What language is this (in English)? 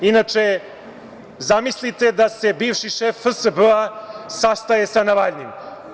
Serbian